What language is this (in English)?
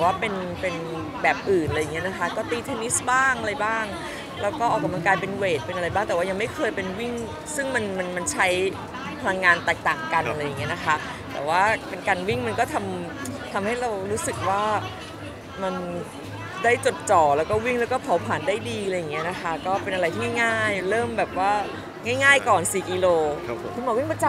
Thai